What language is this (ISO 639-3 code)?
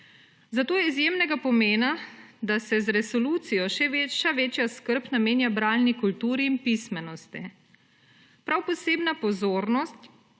slv